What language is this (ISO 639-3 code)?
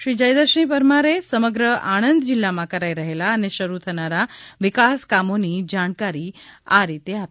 guj